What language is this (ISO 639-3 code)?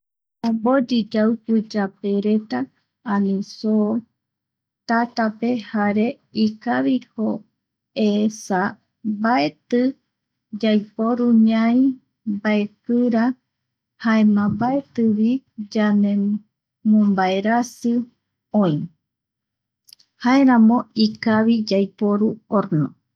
gui